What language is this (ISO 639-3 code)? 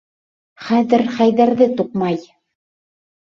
bak